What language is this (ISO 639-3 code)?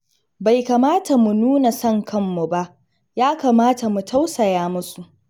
hau